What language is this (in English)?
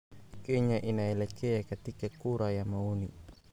Somali